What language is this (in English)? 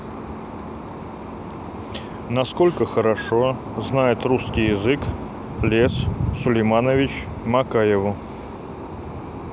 Russian